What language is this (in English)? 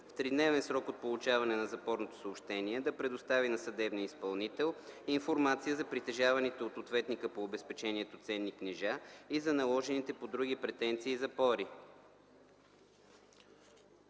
Bulgarian